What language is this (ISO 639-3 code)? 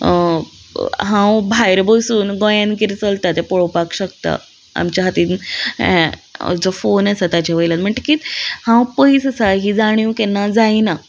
kok